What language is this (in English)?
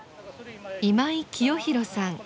Japanese